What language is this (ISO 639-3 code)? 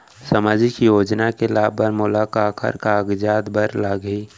hne